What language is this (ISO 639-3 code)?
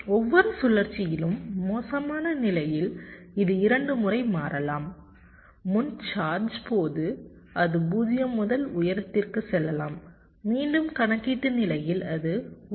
tam